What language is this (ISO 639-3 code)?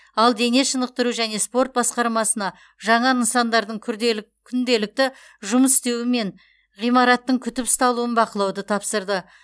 kaz